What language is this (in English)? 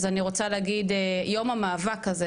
Hebrew